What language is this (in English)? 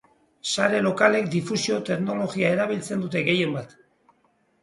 Basque